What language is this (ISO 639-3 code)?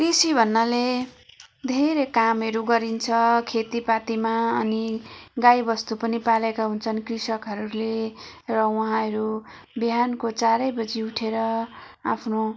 nep